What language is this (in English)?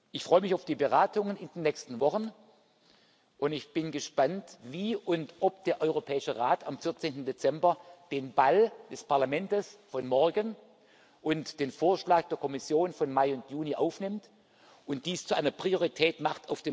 German